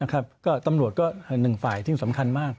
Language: Thai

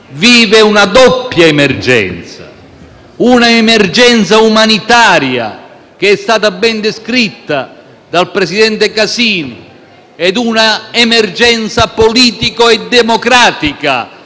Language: Italian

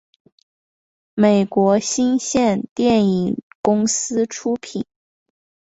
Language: Chinese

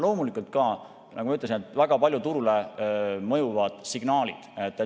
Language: Estonian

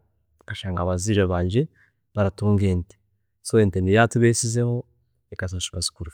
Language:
Chiga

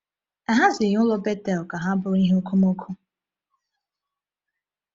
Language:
Igbo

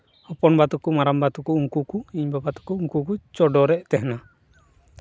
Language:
Santali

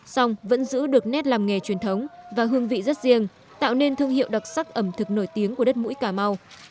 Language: Vietnamese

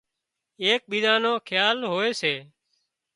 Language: Wadiyara Koli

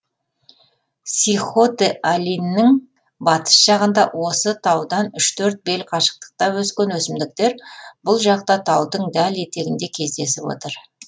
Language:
Kazakh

